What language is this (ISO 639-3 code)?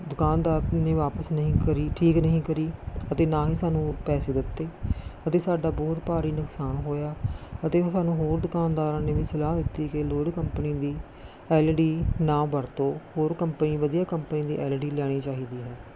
pan